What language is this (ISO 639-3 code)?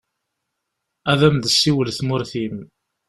kab